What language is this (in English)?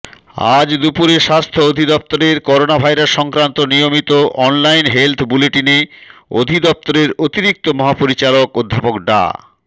Bangla